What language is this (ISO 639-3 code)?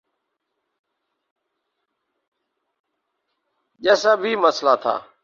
urd